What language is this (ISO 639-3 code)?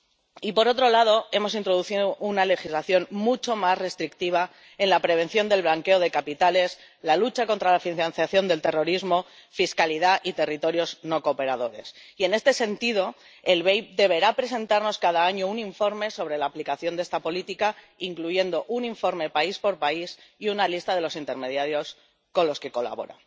spa